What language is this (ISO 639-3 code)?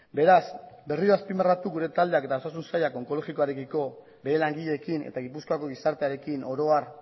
eus